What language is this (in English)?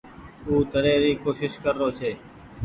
Goaria